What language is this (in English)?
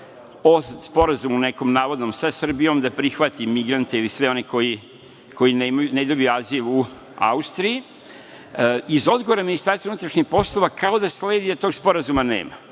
Serbian